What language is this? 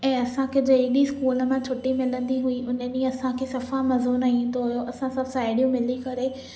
Sindhi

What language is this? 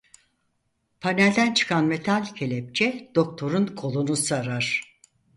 Turkish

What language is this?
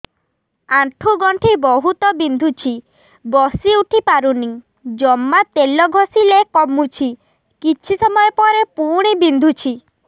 Odia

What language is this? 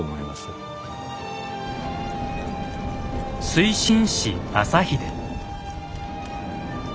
Japanese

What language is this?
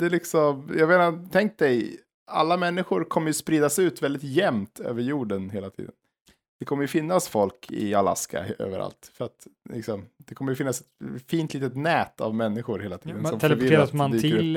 Swedish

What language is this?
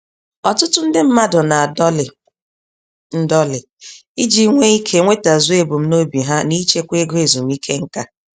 Igbo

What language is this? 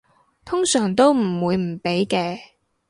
Cantonese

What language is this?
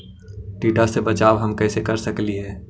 Magahi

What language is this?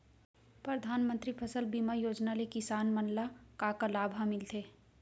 Chhattisgarhi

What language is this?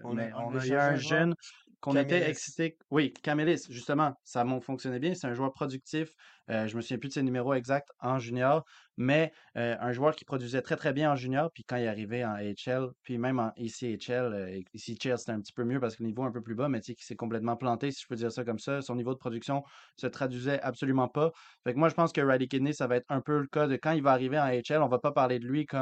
French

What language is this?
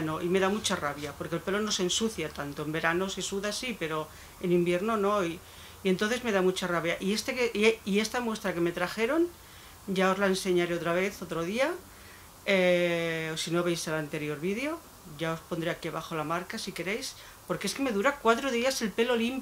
Spanish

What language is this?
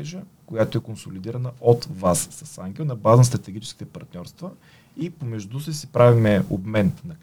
Bulgarian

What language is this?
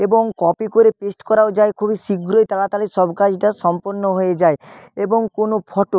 Bangla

